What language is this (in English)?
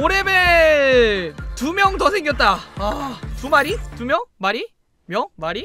Korean